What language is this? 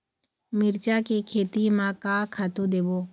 Chhattisgarhi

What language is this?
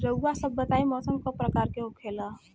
Bhojpuri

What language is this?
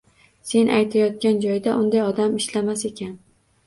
Uzbek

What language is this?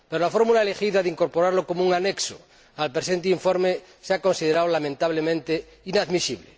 Spanish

